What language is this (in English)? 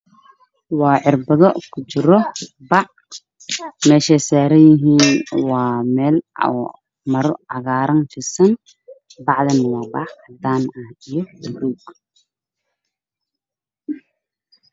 Somali